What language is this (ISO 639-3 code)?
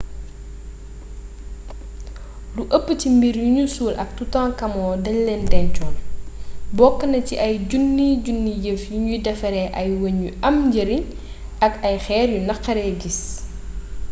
wol